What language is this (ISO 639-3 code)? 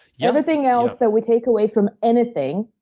eng